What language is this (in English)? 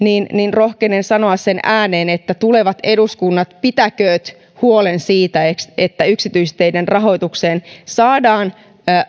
Finnish